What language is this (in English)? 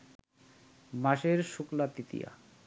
Bangla